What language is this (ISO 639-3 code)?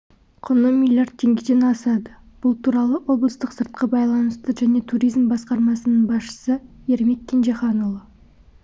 kaz